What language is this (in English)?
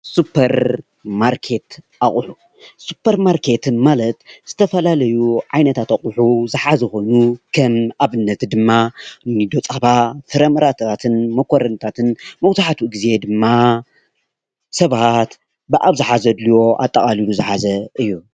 Tigrinya